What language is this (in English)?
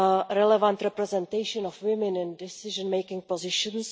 English